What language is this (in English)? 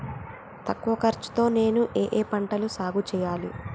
Telugu